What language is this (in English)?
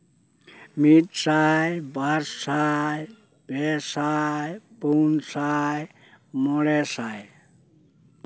Santali